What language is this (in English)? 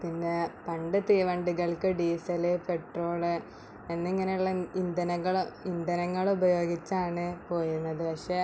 Malayalam